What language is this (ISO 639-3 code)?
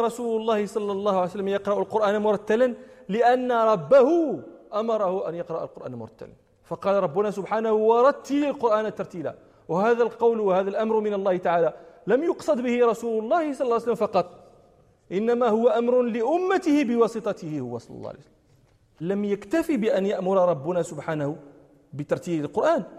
ara